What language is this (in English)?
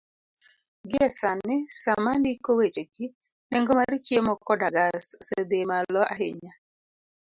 Luo (Kenya and Tanzania)